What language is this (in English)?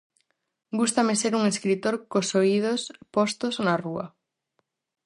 Galician